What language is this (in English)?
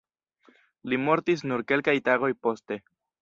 Esperanto